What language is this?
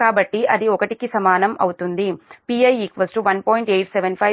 Telugu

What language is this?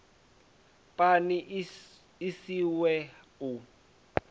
Venda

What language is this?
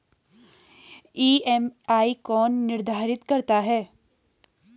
Hindi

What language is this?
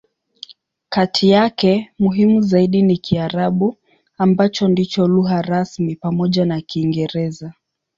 Swahili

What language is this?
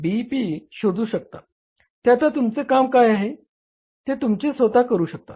Marathi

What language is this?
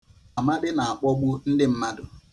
Igbo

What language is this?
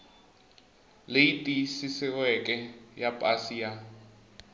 Tsonga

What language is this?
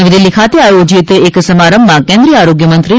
Gujarati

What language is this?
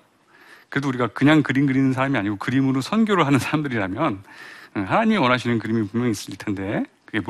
Korean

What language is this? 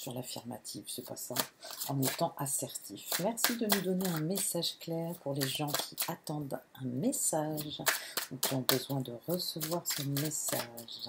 French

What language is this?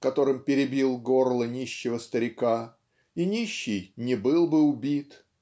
Russian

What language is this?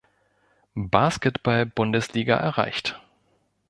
German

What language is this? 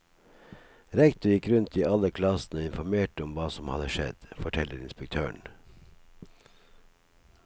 Norwegian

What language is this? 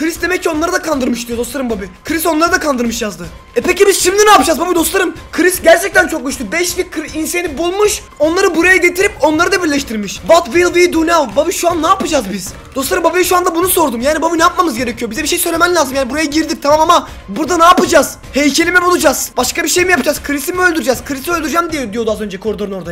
Turkish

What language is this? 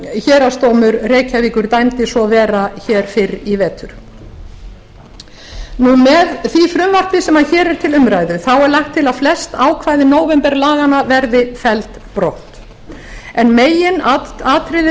Icelandic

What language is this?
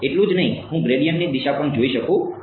Gujarati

